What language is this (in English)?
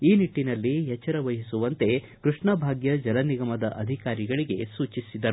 Kannada